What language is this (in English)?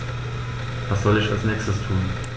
German